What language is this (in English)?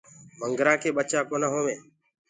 Gurgula